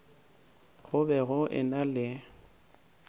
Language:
Northern Sotho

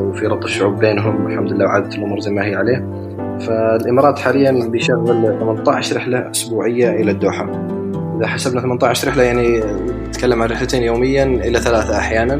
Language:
Arabic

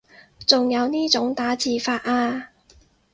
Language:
Cantonese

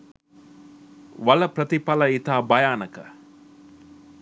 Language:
Sinhala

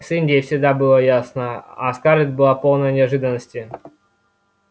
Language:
Russian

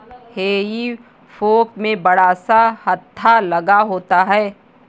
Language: Hindi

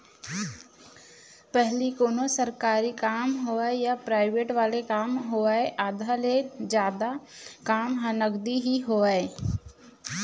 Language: Chhattisgarhi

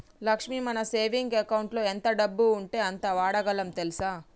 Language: Telugu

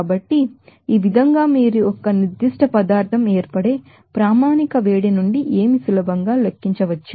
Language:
Telugu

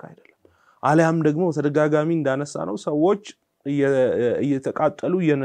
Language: Arabic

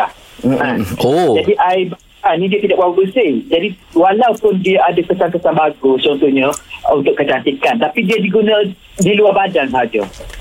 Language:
Malay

